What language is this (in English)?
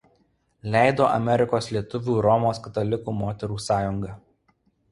Lithuanian